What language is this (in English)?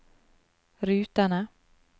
Norwegian